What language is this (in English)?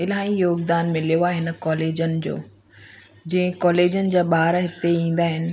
Sindhi